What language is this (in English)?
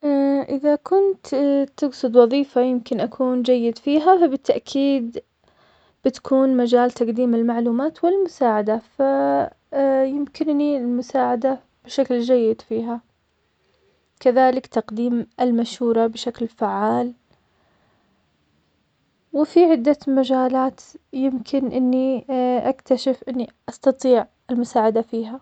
Omani Arabic